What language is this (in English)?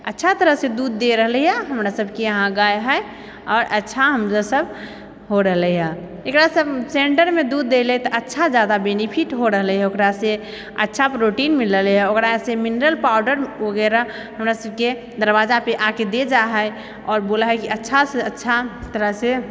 Maithili